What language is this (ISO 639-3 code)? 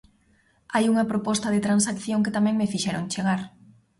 glg